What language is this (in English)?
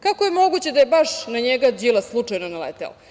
Serbian